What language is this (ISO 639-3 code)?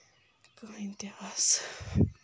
kas